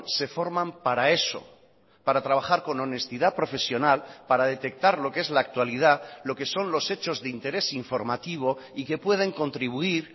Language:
Spanish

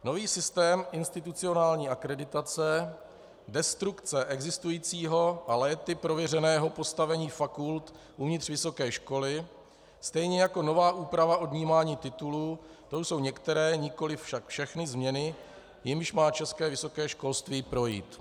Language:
Czech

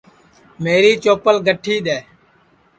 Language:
Sansi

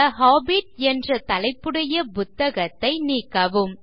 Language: Tamil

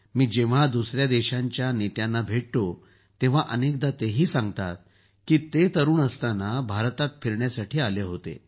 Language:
Marathi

